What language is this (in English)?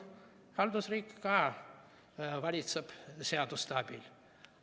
Estonian